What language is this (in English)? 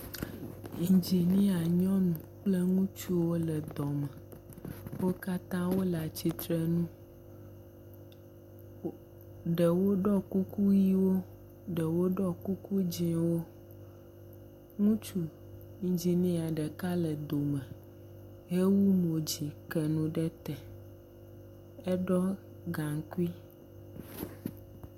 Ewe